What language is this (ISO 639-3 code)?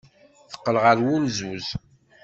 kab